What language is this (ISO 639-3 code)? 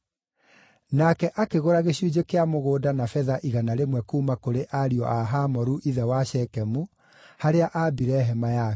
kik